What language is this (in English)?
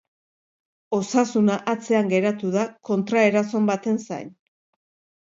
Basque